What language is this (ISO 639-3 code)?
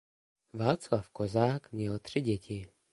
ces